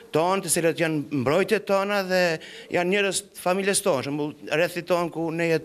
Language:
Romanian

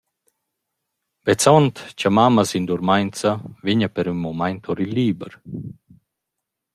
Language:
Romansh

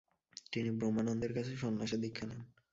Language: Bangla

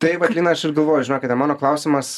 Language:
Lithuanian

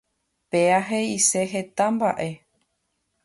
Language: Guarani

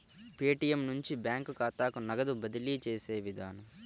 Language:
Telugu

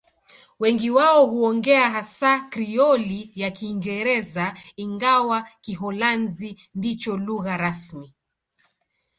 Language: Swahili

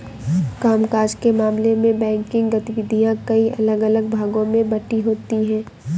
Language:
Hindi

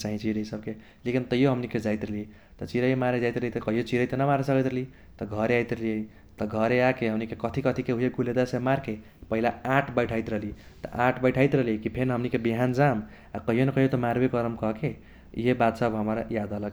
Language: Kochila Tharu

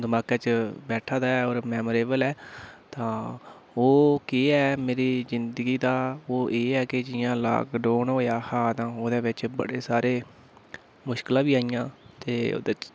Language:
Dogri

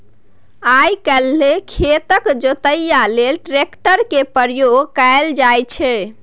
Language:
Maithili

